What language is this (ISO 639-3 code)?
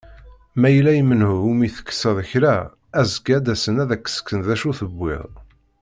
kab